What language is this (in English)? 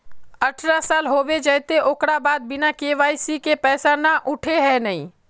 Magahi